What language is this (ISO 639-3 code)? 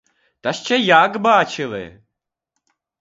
ukr